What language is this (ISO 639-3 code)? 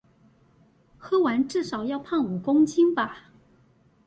zho